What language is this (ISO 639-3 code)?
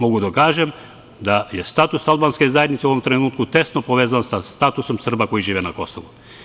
srp